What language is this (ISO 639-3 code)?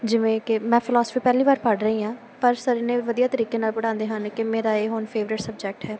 pan